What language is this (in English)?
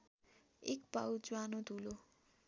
Nepali